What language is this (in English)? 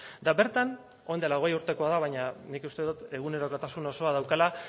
Basque